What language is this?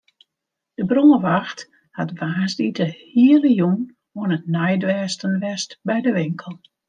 Western Frisian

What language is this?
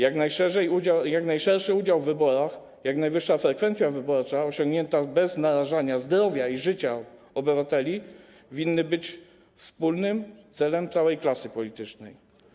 Polish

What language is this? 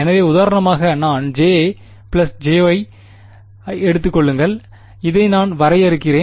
Tamil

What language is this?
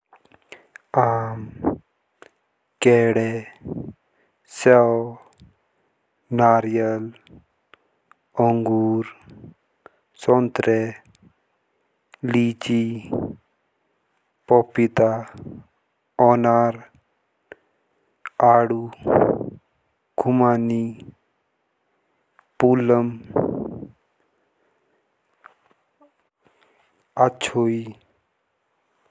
Jaunsari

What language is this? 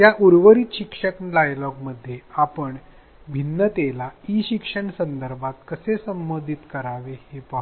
Marathi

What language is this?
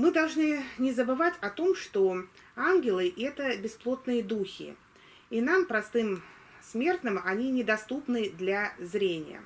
Russian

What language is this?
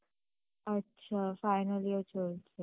Bangla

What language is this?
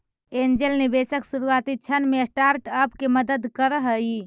Magahi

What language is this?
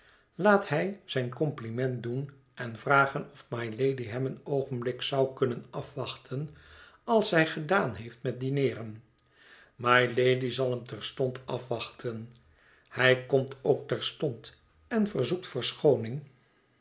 Dutch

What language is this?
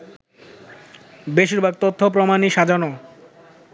Bangla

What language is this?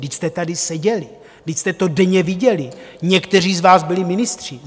Czech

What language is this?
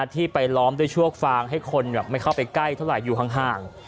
Thai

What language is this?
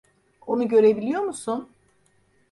Turkish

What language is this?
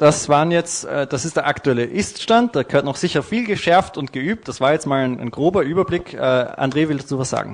German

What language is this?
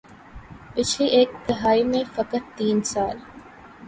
Urdu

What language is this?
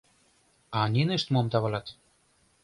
Mari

